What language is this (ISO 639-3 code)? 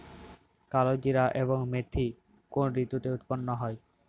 ben